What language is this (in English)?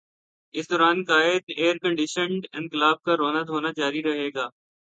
Urdu